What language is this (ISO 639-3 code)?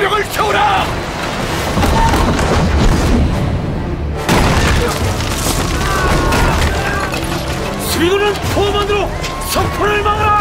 kor